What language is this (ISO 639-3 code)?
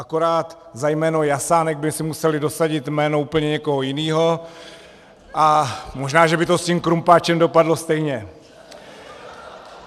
ces